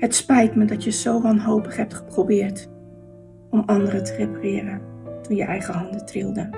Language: Dutch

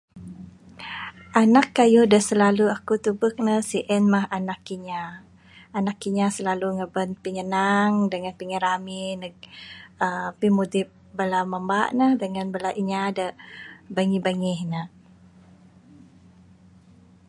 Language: Bukar-Sadung Bidayuh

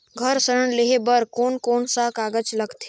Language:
Chhattisgarhi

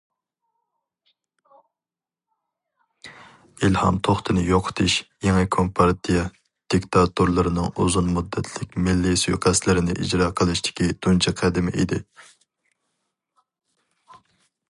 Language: Uyghur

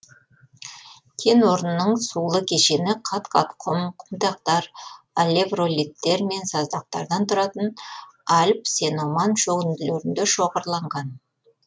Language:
Kazakh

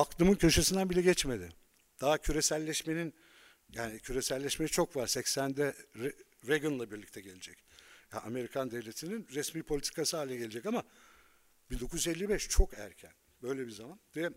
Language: Turkish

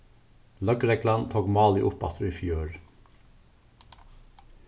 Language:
Faroese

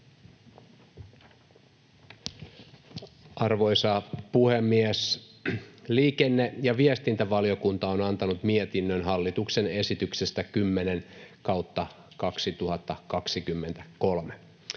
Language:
Finnish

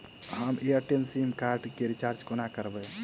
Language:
Maithili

